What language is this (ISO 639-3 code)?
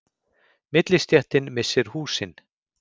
isl